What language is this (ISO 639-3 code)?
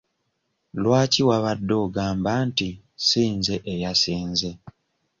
lug